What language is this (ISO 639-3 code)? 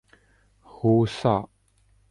urd